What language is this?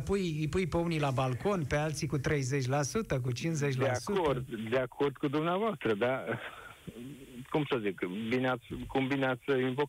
Romanian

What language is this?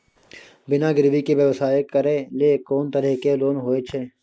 Maithili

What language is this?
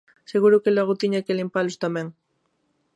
Galician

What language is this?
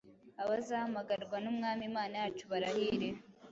Kinyarwanda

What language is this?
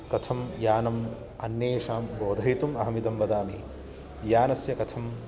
Sanskrit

